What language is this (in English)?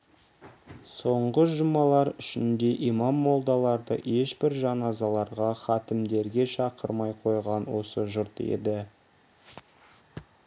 Kazakh